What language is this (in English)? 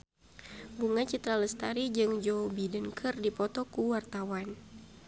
Sundanese